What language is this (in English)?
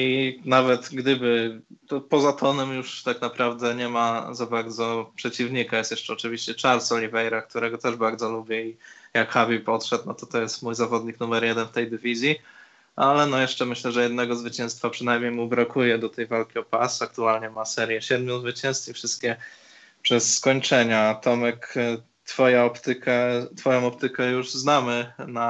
Polish